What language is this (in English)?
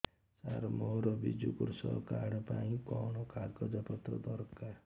Odia